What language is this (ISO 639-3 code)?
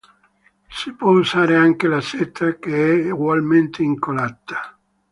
ita